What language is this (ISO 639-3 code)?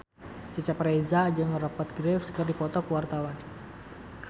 sun